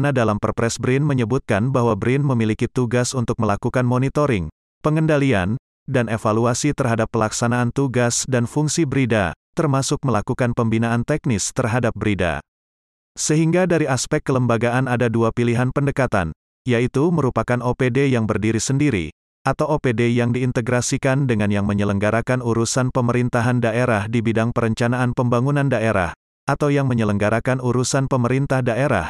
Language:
Indonesian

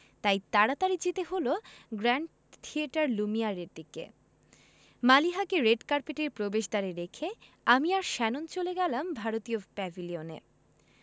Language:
Bangla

